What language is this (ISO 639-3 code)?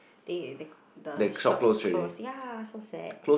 eng